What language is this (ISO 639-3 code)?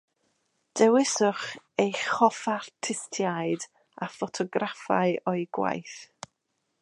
cym